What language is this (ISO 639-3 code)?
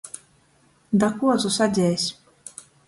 ltg